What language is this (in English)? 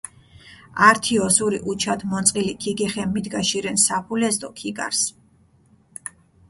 Mingrelian